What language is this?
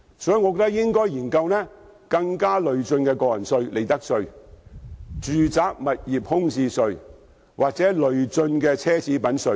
Cantonese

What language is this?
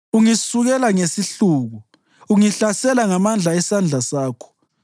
North Ndebele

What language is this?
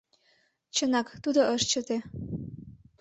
Mari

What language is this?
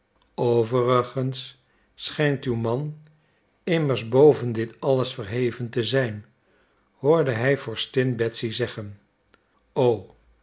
Dutch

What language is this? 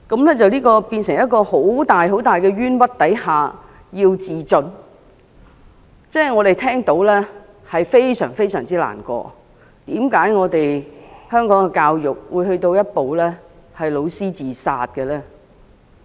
Cantonese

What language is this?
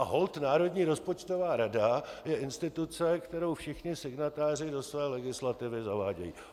Czech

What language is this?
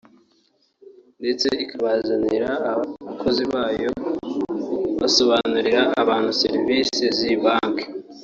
Kinyarwanda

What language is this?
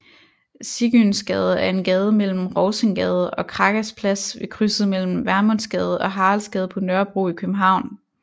Danish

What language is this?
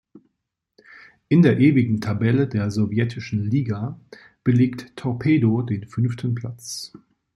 German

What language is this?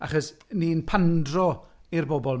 Welsh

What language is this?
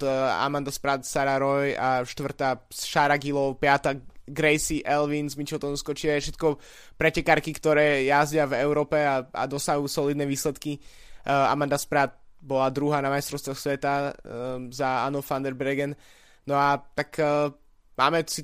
Slovak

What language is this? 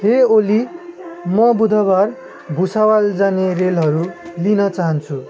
Nepali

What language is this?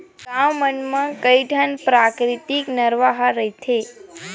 Chhattisgarhi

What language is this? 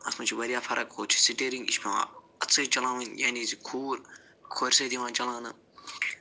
Kashmiri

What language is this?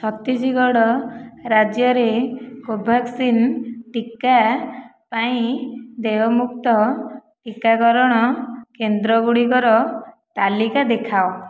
Odia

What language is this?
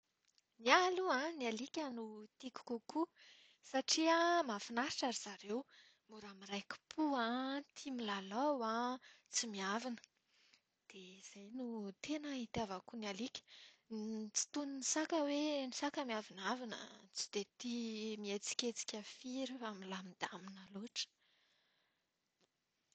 Malagasy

